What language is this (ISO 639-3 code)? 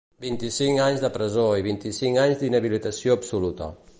cat